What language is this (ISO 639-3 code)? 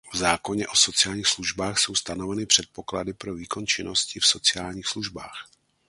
ces